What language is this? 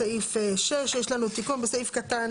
Hebrew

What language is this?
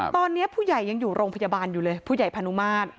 Thai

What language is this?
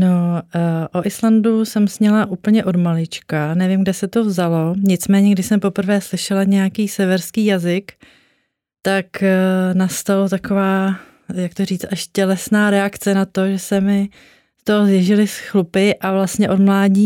Czech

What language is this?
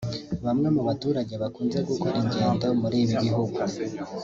Kinyarwanda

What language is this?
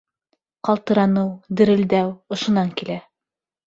Bashkir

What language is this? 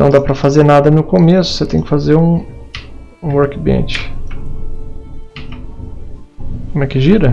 Portuguese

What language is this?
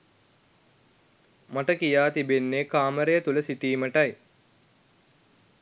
Sinhala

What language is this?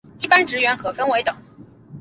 Chinese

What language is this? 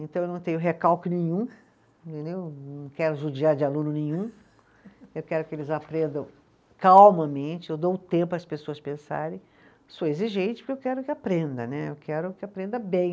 Portuguese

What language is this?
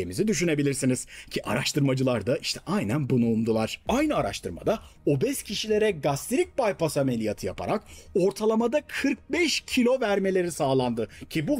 Turkish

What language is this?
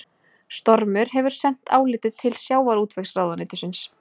Icelandic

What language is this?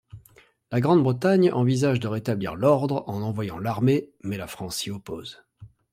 French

